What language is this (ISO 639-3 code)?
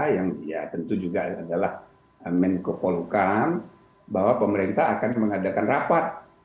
ind